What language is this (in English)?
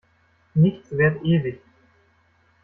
German